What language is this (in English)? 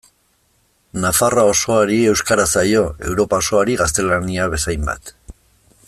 Basque